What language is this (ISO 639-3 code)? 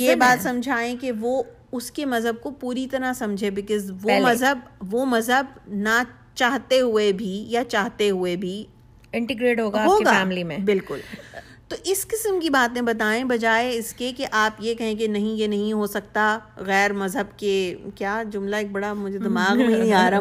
urd